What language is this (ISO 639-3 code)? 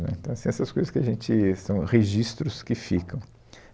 por